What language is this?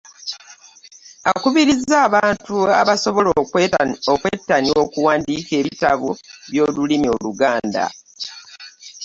Ganda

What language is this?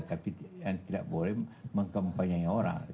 Indonesian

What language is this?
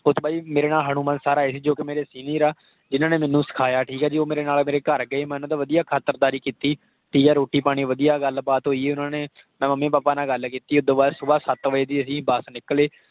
Punjabi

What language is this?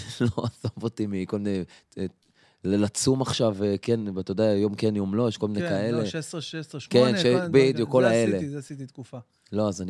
Hebrew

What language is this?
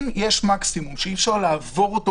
Hebrew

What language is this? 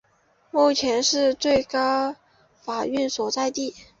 Chinese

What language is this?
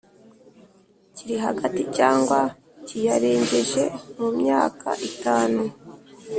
Kinyarwanda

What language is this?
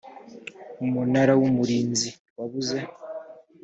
Kinyarwanda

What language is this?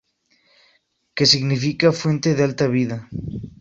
Spanish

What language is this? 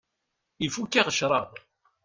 Kabyle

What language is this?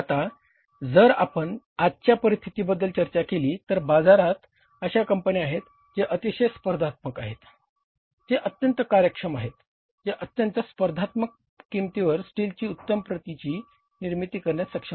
Marathi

